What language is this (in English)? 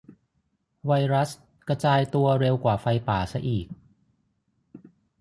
Thai